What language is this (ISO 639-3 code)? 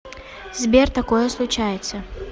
rus